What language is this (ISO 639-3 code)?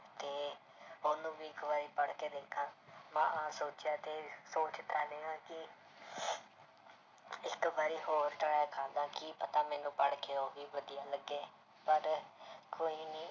pan